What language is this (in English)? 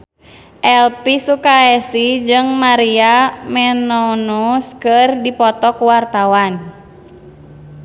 Sundanese